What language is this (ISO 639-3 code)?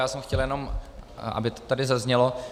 ces